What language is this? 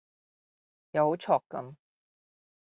Cantonese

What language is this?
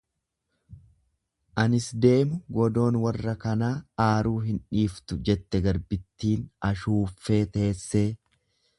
Oromo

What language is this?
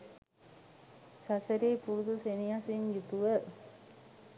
Sinhala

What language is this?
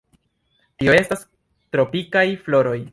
Esperanto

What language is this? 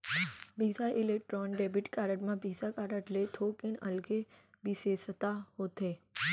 Chhattisgarhi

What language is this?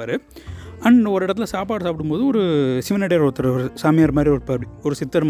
Tamil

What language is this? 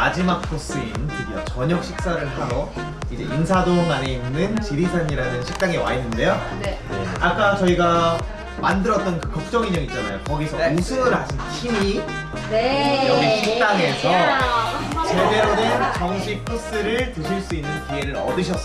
Korean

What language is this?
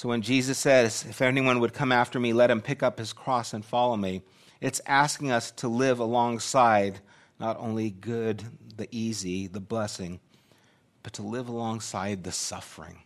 English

